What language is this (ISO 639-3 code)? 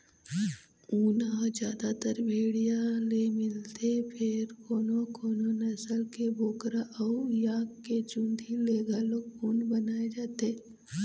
hne